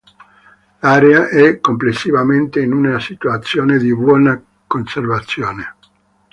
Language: Italian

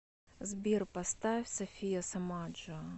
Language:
Russian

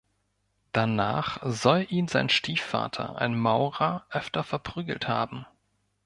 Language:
German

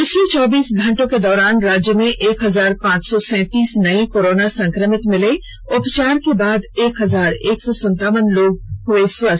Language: Hindi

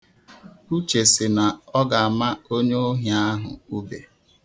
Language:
Igbo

